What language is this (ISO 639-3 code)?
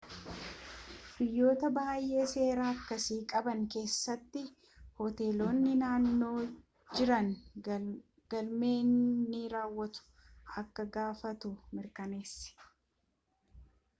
orm